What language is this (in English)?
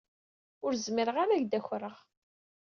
Kabyle